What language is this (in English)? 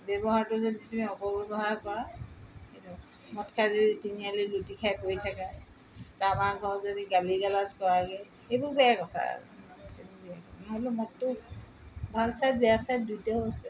Assamese